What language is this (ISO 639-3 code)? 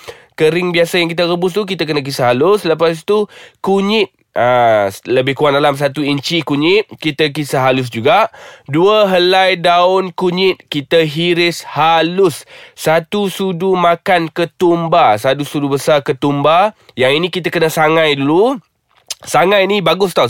msa